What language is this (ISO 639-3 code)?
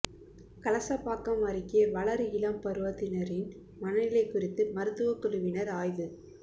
tam